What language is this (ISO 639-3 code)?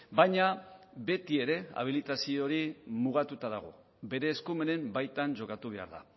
eus